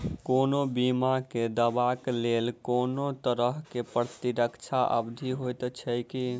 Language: Maithili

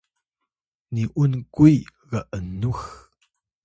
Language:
Atayal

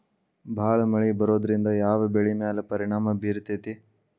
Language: Kannada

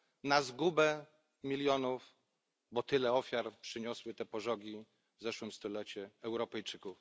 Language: Polish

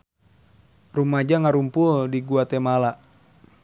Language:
Sundanese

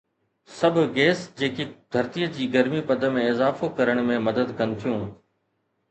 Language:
Sindhi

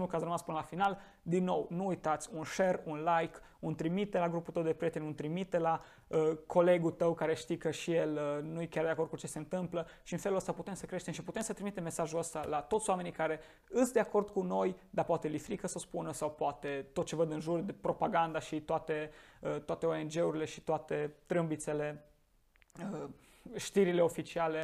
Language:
Romanian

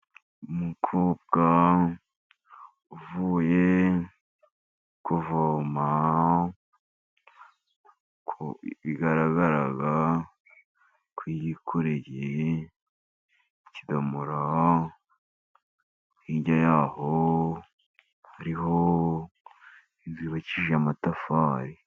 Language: Kinyarwanda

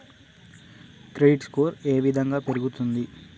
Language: Telugu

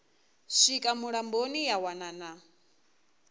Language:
Venda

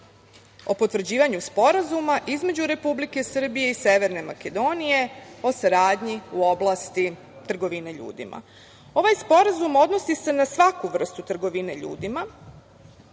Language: Serbian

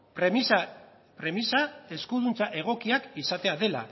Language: Basque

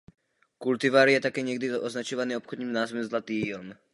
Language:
Czech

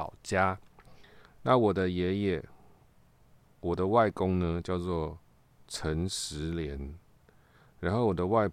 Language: Chinese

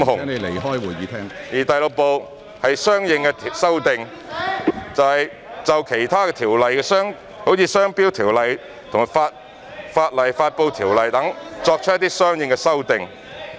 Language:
Cantonese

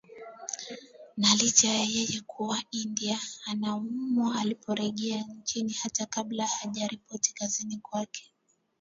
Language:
Swahili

